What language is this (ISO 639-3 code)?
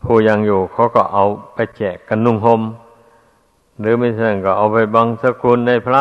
tha